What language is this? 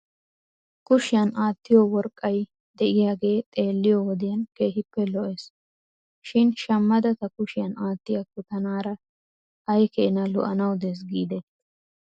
Wolaytta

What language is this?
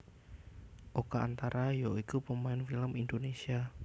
Javanese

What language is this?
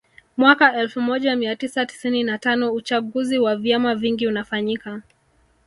Swahili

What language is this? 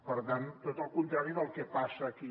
Catalan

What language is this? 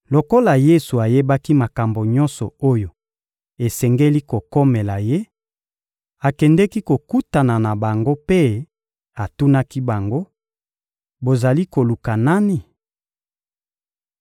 Lingala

